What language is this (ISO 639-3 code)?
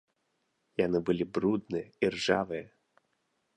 bel